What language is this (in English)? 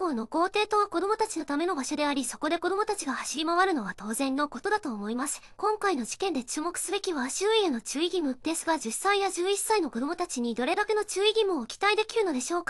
Japanese